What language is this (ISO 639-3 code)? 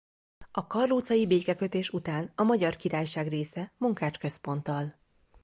hun